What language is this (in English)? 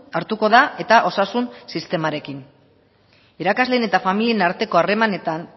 Basque